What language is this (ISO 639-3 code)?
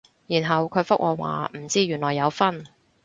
yue